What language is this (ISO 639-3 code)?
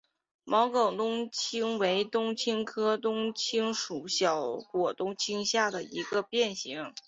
zho